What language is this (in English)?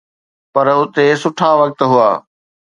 Sindhi